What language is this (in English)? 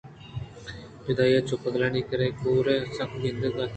Eastern Balochi